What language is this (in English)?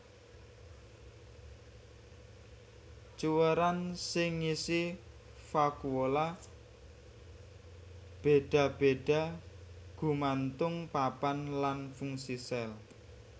Javanese